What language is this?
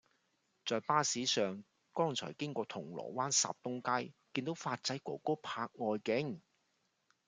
Cantonese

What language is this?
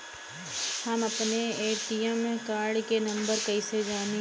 Bhojpuri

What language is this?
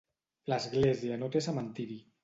Catalan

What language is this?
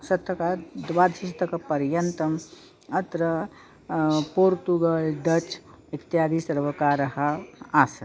Sanskrit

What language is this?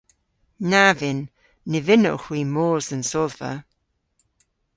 Cornish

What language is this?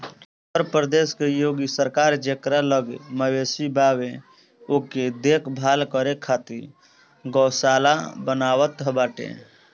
Bhojpuri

